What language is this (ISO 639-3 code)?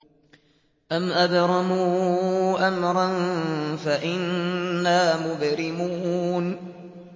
ara